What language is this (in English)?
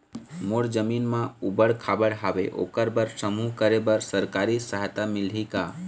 Chhattisgarhi